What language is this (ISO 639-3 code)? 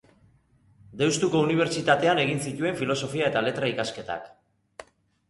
eus